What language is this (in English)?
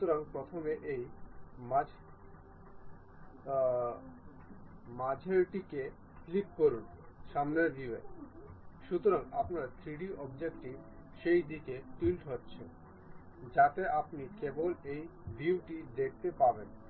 Bangla